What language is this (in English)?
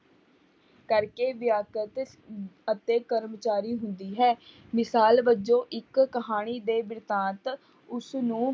Punjabi